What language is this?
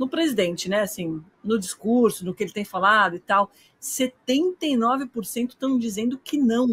Portuguese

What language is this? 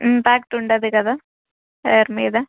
Telugu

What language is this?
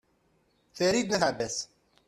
Kabyle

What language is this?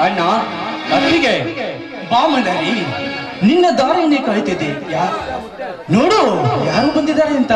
Kannada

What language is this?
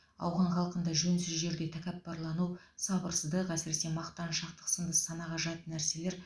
Kazakh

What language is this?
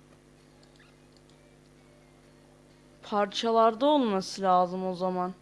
Turkish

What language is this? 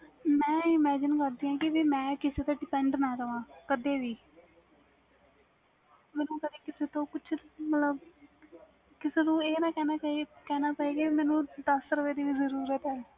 Punjabi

